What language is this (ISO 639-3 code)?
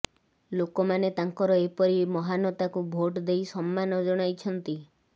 ori